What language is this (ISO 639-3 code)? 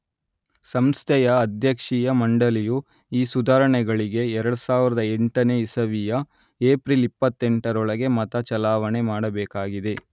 kan